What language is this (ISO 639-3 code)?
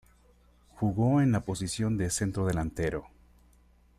spa